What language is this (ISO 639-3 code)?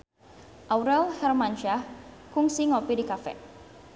sun